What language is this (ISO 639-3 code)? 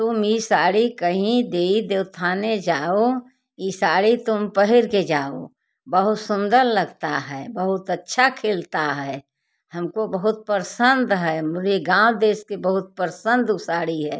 hin